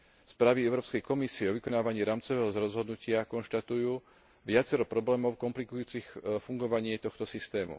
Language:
Slovak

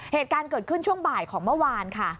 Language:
Thai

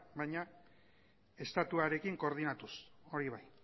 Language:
Basque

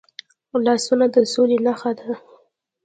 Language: Pashto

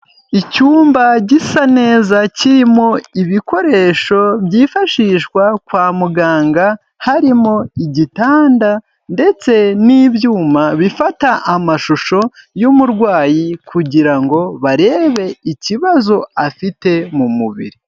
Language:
Kinyarwanda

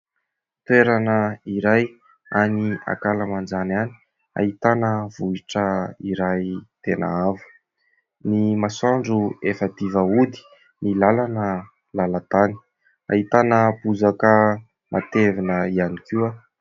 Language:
Malagasy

